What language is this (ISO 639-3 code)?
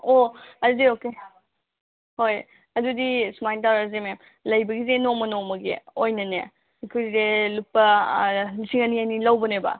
mni